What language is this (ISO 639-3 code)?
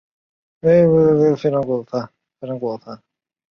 zho